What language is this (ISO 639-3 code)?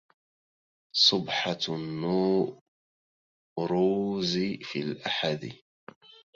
ara